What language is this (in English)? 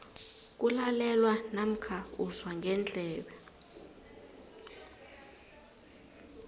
South Ndebele